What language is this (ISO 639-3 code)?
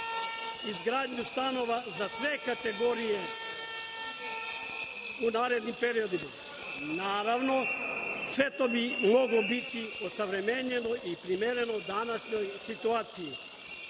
srp